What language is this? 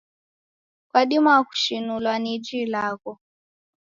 Taita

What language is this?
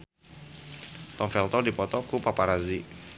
Sundanese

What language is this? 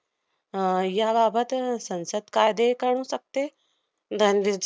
Marathi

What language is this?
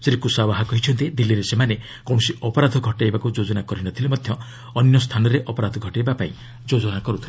Odia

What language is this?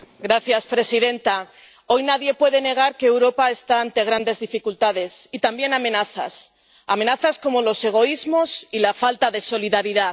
Spanish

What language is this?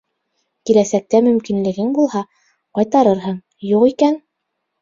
Bashkir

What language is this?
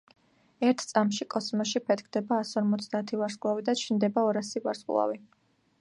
Georgian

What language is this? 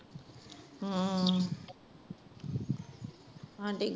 Punjabi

